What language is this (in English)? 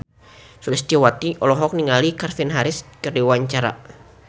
Sundanese